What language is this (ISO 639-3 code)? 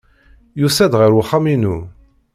kab